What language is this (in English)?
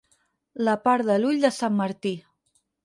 Catalan